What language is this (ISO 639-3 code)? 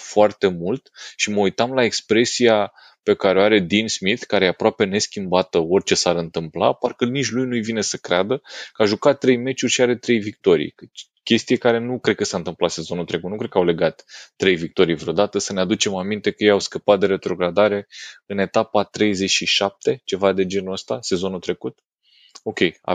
ron